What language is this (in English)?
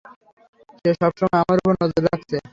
Bangla